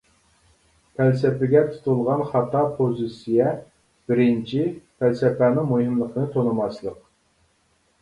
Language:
Uyghur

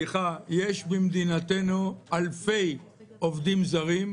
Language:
Hebrew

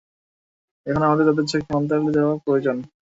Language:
Bangla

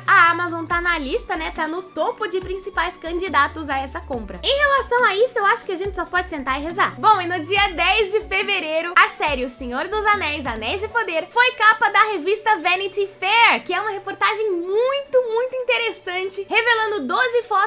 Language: Portuguese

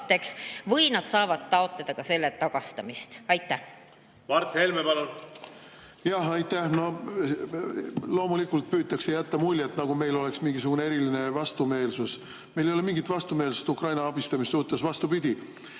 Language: Estonian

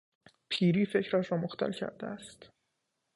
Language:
Persian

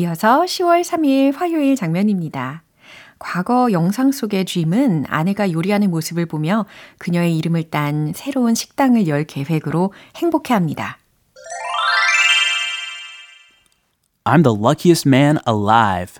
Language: Korean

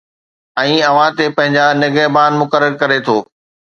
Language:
Sindhi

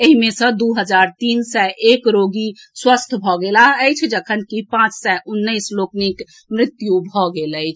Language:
Maithili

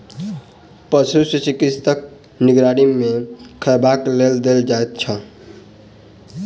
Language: Maithili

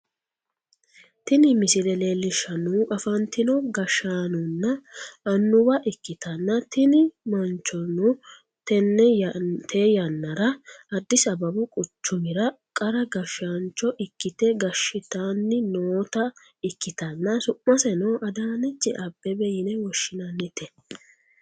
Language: Sidamo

